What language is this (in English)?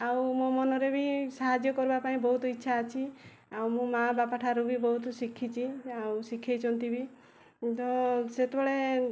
Odia